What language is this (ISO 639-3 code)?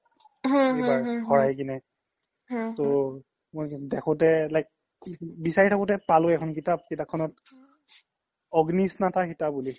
asm